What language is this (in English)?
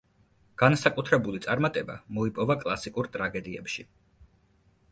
Georgian